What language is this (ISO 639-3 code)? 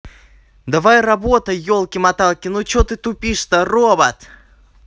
rus